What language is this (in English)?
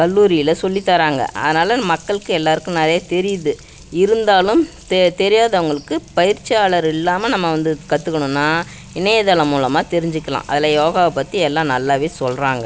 Tamil